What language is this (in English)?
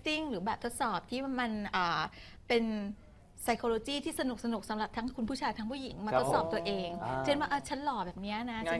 Thai